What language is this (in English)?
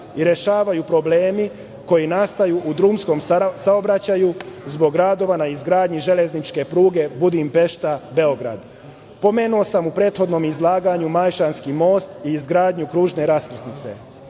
Serbian